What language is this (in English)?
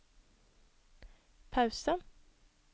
Norwegian